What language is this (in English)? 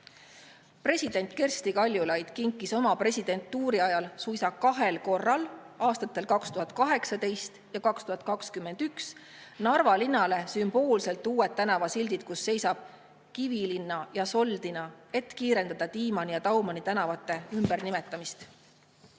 Estonian